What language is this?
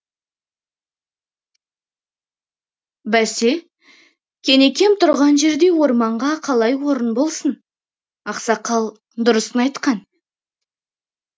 Kazakh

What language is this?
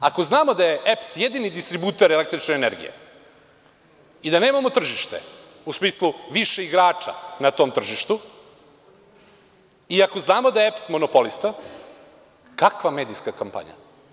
Serbian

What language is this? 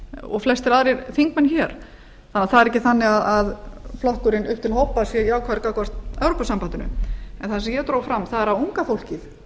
Icelandic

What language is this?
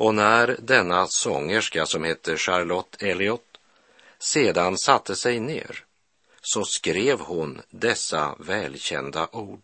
Swedish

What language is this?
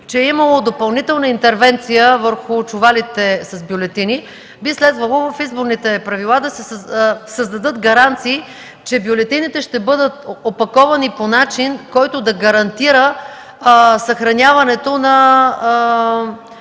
Bulgarian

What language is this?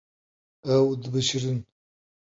Kurdish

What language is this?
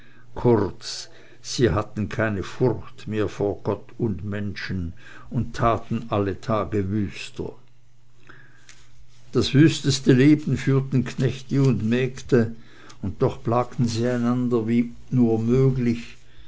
German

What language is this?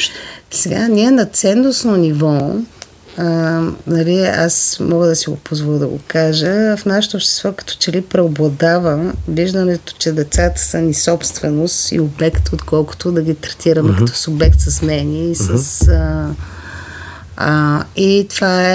Bulgarian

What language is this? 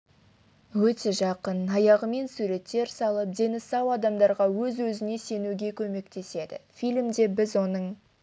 Kazakh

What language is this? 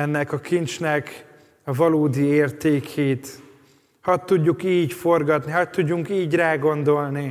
Hungarian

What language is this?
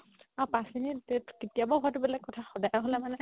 Assamese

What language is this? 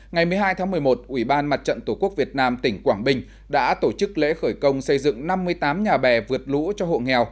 Vietnamese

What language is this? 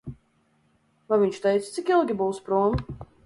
Latvian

